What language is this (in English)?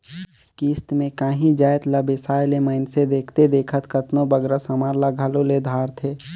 Chhattisgarhi